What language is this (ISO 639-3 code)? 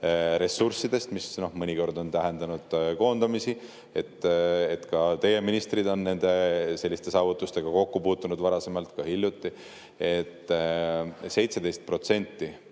est